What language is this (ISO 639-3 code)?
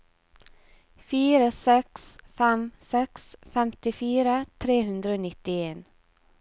nor